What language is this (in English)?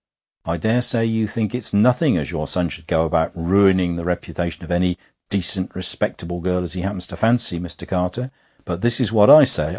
English